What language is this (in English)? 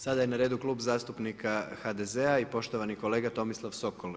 Croatian